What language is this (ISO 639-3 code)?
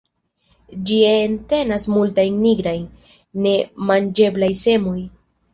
epo